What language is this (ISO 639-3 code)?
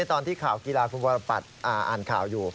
tha